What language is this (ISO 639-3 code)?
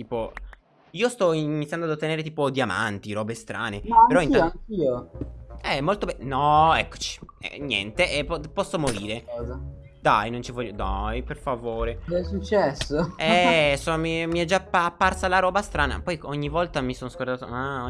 ita